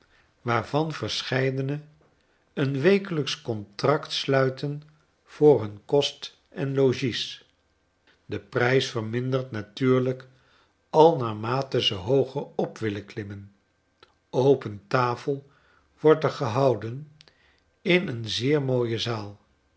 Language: Dutch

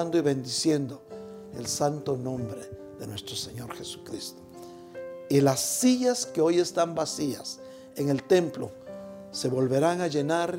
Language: Spanish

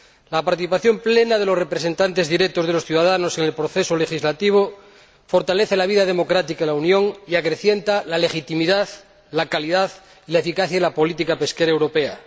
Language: Spanish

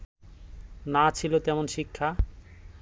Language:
Bangla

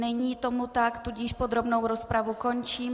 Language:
Czech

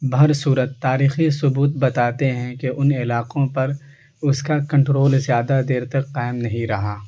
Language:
Urdu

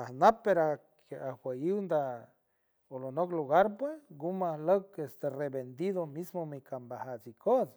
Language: San Francisco Del Mar Huave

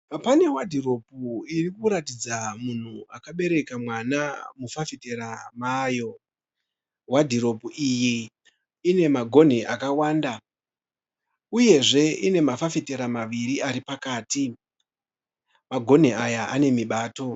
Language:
Shona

